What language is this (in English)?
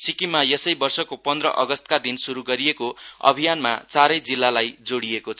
Nepali